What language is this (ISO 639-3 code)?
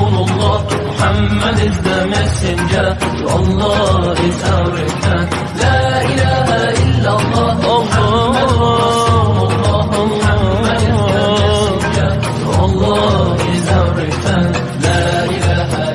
hin